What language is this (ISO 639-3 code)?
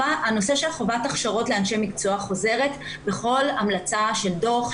heb